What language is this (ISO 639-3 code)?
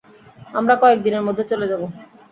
ben